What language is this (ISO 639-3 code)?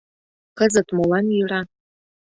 chm